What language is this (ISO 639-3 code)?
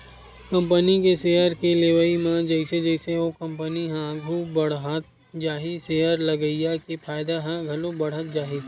hne